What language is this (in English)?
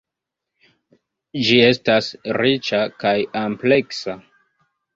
Esperanto